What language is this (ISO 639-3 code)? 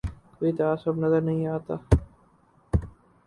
urd